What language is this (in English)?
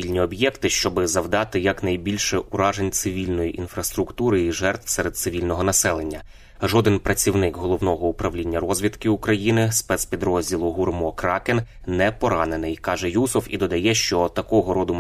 Ukrainian